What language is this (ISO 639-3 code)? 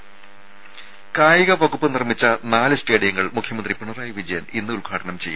mal